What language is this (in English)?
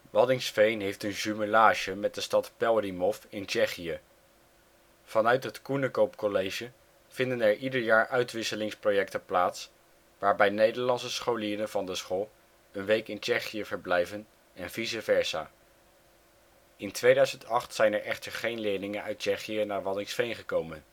Dutch